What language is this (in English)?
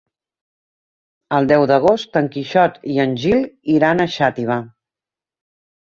Catalan